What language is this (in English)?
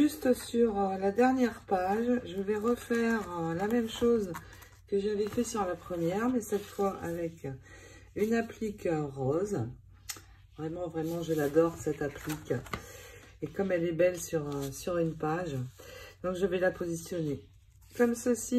French